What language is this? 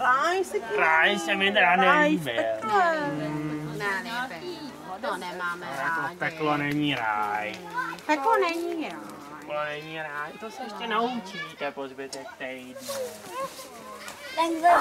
Czech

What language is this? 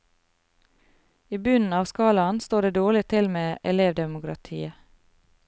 Norwegian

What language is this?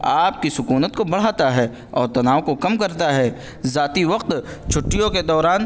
Urdu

